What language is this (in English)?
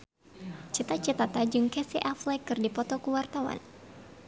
Sundanese